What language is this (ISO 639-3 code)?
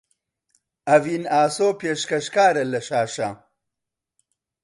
ckb